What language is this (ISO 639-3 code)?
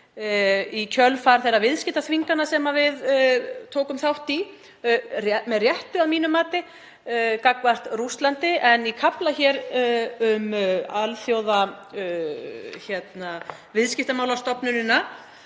isl